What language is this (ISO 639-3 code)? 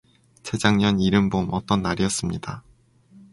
kor